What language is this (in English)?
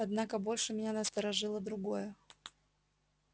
Russian